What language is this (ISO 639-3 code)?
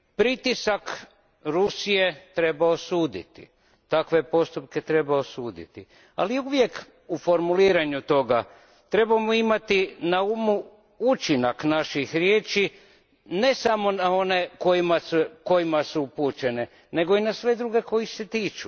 hrv